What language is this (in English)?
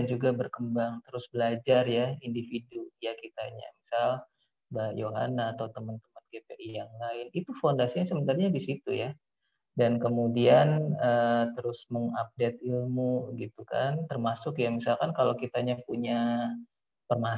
Indonesian